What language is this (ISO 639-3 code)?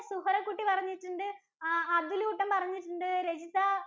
mal